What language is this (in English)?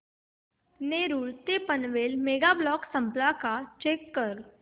Marathi